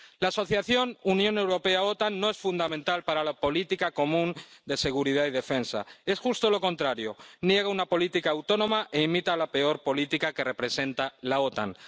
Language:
Spanish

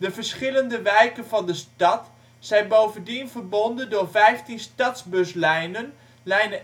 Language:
Dutch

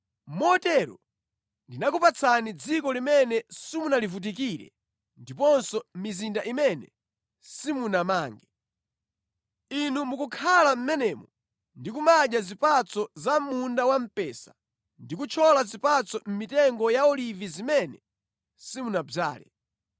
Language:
Nyanja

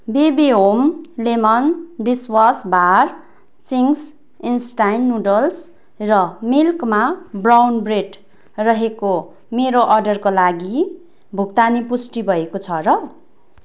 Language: Nepali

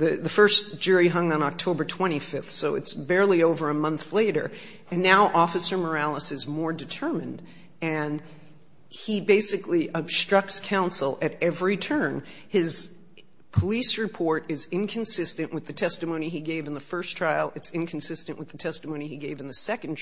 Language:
English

